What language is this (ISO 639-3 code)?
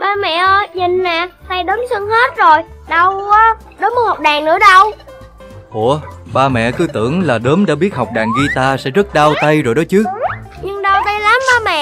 vie